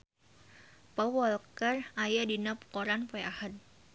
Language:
Sundanese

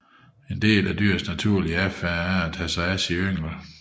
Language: Danish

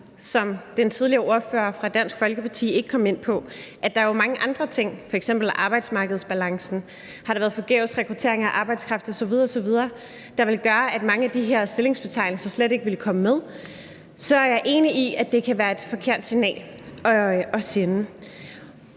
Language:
Danish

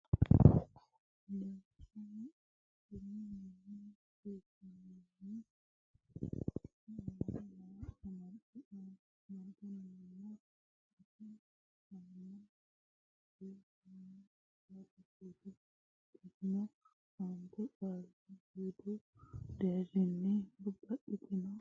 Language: Sidamo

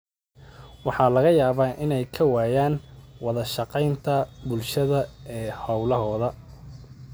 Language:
Somali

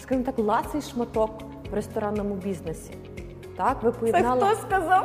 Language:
Ukrainian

